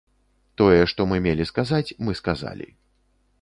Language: Belarusian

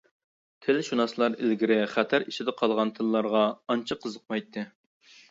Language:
Uyghur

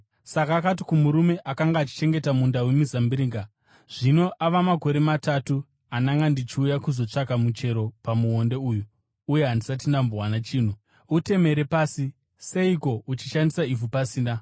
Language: Shona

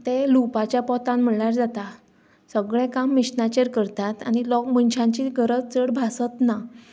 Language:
Konkani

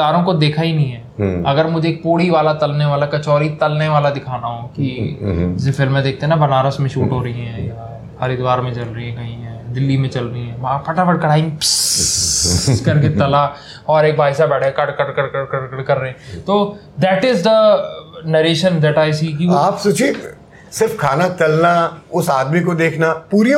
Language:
Hindi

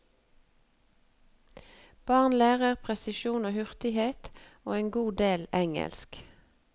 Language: Norwegian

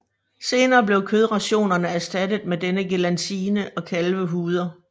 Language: Danish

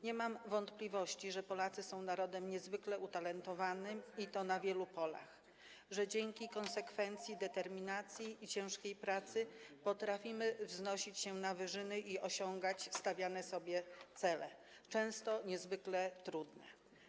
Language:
Polish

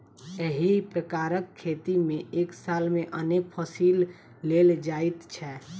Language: Maithili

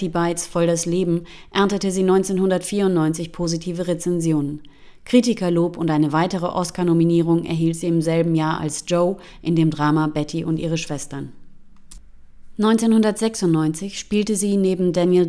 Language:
German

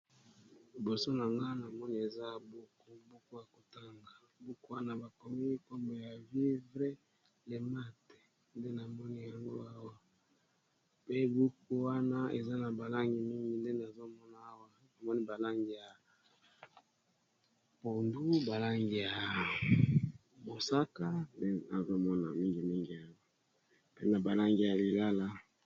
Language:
Lingala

